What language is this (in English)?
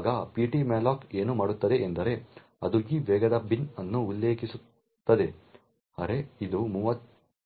Kannada